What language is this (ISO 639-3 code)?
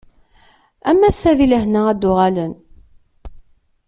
kab